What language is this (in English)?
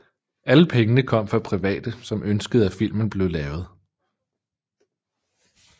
Danish